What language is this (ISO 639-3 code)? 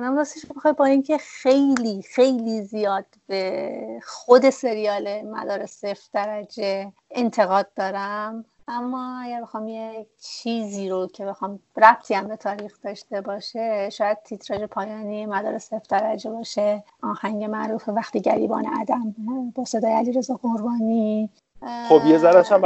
fas